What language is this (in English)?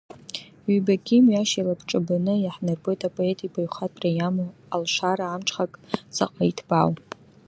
Abkhazian